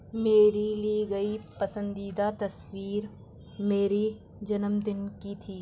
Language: Urdu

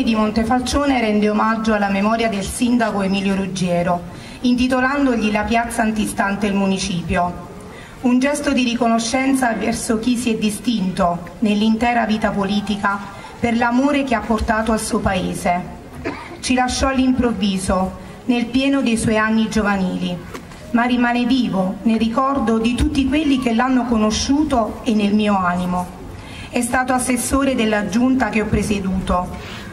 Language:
Italian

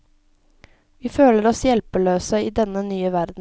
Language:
Norwegian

